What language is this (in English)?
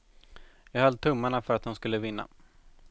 Swedish